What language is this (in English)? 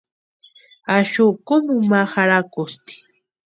Western Highland Purepecha